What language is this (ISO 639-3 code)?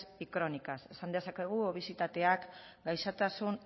eus